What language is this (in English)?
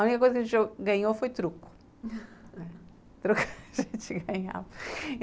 Portuguese